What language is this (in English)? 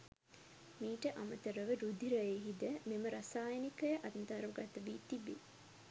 Sinhala